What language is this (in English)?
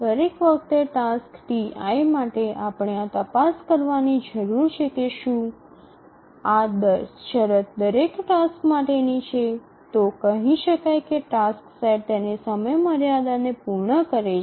Gujarati